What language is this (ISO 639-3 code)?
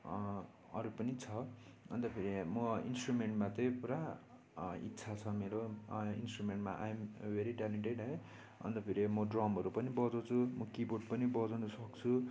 nep